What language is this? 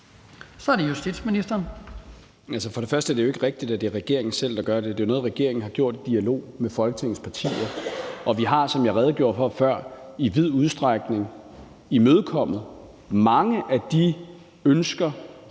Danish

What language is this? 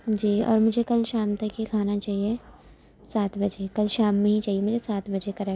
Urdu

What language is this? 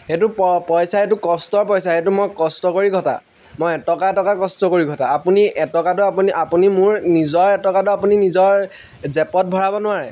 Assamese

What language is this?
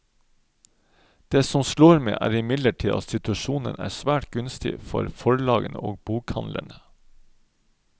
Norwegian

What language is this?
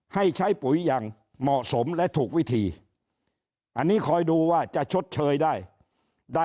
Thai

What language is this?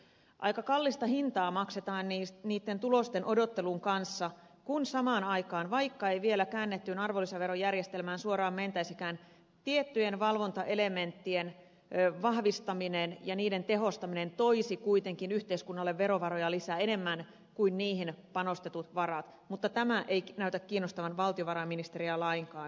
Finnish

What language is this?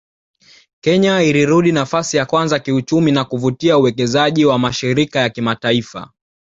Swahili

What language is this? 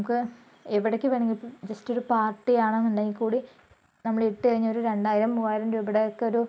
Malayalam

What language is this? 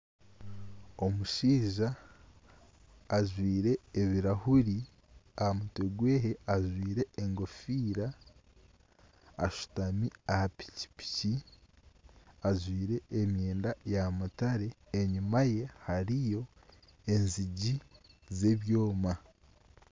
Nyankole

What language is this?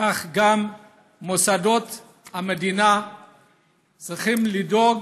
Hebrew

